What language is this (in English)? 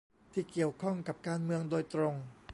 Thai